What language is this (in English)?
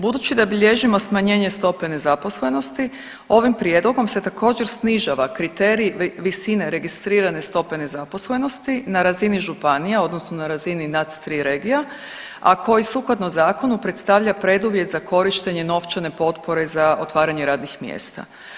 Croatian